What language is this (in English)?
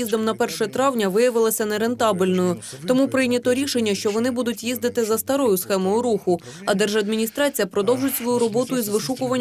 Ukrainian